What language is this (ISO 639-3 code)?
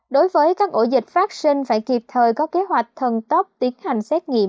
vie